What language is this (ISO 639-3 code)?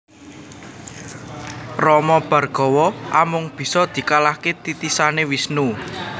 jav